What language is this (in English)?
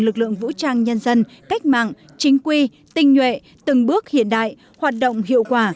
Vietnamese